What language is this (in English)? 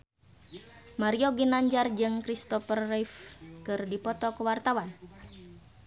Sundanese